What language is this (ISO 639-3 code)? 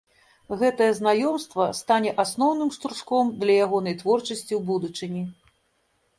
bel